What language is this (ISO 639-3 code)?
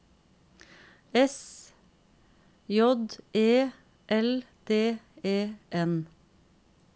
nor